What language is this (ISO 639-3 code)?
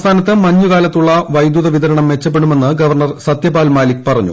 mal